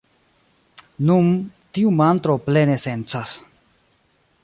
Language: Esperanto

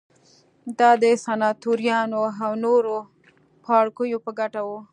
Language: Pashto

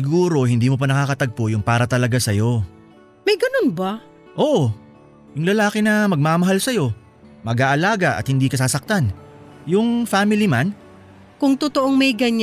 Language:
Filipino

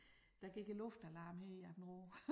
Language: Danish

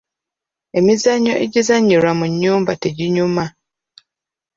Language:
Ganda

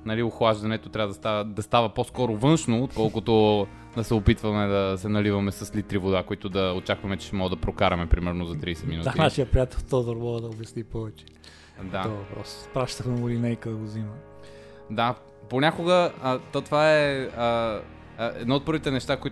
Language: Bulgarian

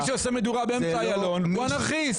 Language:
Hebrew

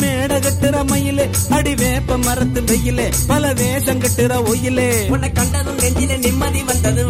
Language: Tamil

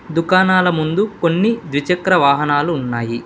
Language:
Telugu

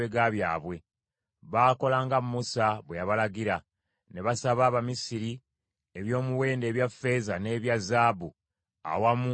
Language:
Ganda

